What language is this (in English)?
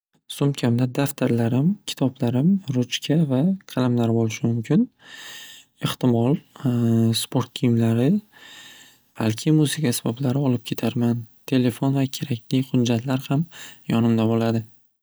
Uzbek